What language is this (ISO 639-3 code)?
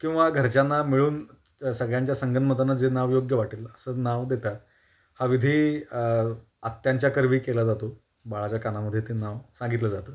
mar